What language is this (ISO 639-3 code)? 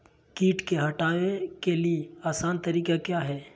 mag